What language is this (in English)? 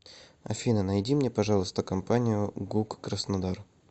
Russian